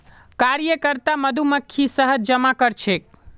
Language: Magahi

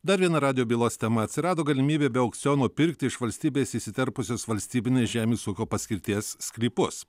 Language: Lithuanian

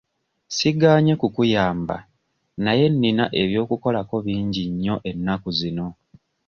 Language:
Ganda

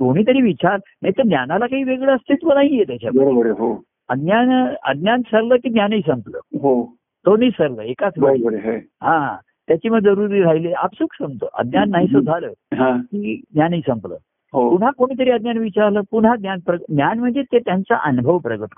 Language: Marathi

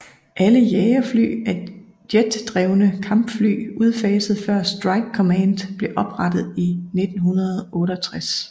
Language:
Danish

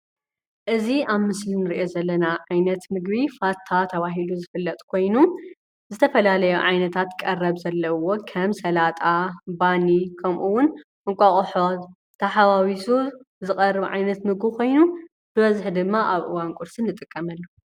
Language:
Tigrinya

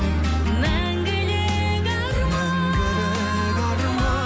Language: Kazakh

